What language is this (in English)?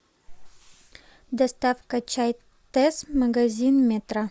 Russian